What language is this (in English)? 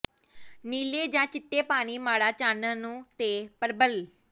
Punjabi